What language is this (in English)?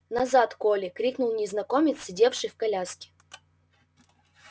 Russian